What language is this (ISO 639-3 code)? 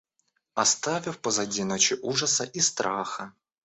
rus